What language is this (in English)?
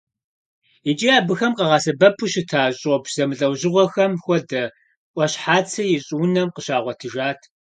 Kabardian